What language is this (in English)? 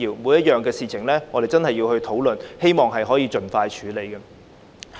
Cantonese